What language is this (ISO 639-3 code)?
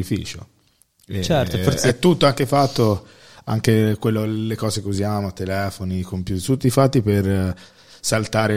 ita